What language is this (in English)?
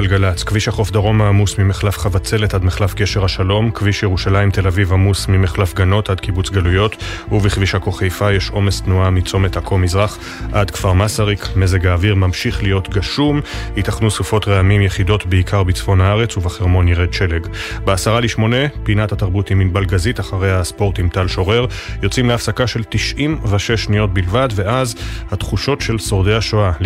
Hebrew